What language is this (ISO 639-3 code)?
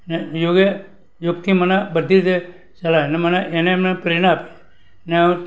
guj